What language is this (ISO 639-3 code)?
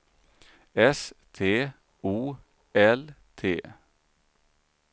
swe